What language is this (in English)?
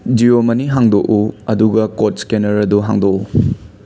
Manipuri